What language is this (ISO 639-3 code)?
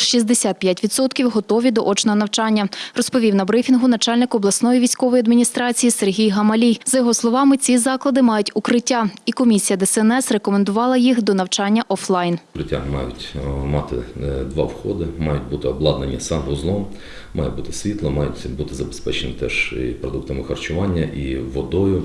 ukr